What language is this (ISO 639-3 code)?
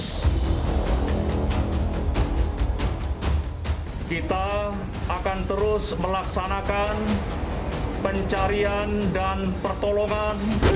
ind